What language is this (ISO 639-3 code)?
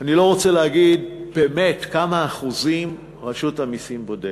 heb